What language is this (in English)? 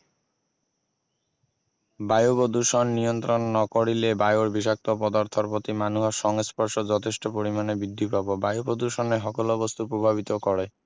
Assamese